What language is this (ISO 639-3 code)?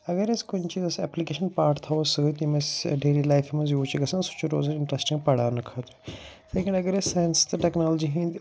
kas